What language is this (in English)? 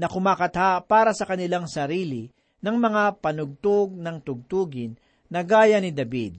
Filipino